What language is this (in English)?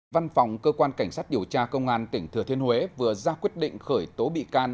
Vietnamese